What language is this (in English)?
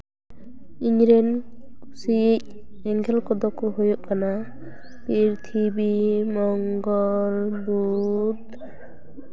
Santali